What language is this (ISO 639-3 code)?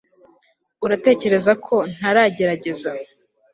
kin